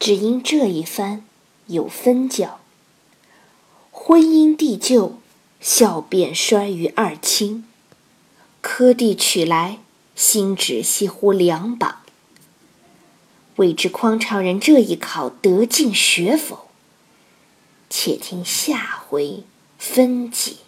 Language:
Chinese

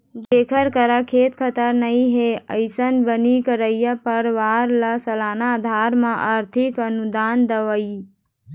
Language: Chhattisgarhi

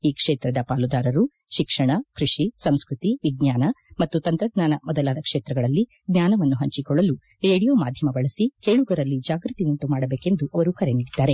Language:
Kannada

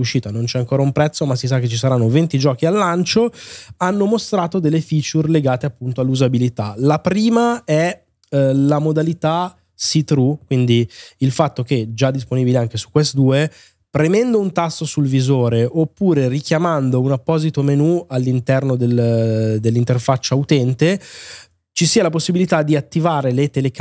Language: Italian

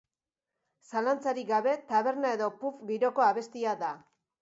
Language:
Basque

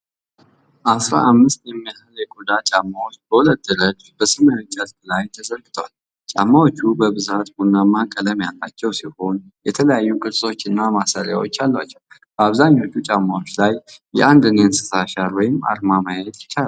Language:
Amharic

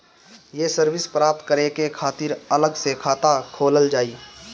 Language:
Bhojpuri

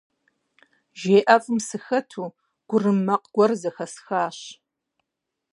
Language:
Kabardian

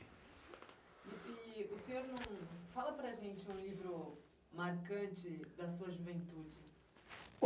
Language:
Portuguese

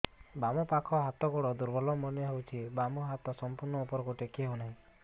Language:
Odia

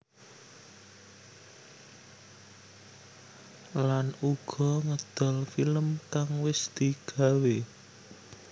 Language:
Javanese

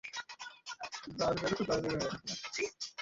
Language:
Bangla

